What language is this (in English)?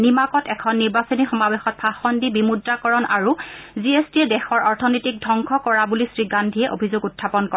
Assamese